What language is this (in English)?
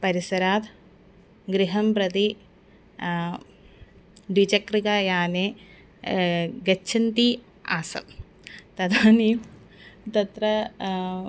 Sanskrit